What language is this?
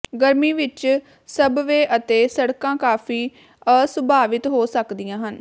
Punjabi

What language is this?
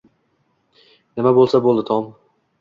Uzbek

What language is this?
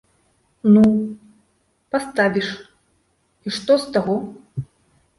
Belarusian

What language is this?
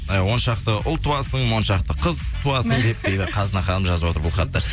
Kazakh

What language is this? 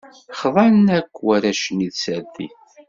Kabyle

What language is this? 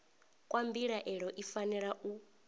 Venda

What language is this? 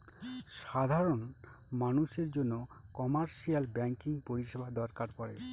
Bangla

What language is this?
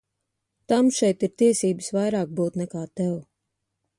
Latvian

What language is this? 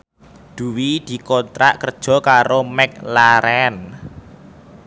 Javanese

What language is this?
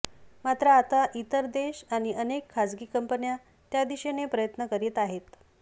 Marathi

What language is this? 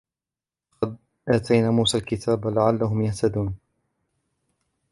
Arabic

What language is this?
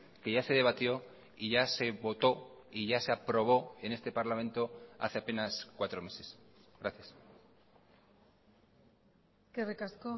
Spanish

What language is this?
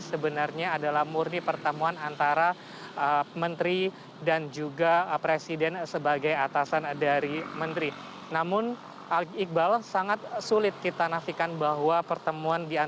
Indonesian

